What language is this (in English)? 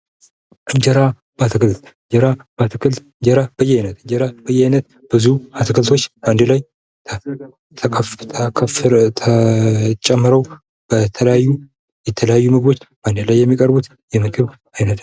Amharic